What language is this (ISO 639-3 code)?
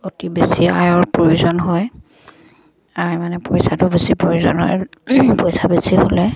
asm